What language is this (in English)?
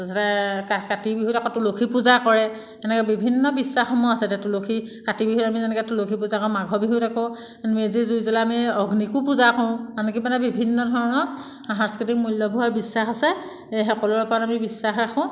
Assamese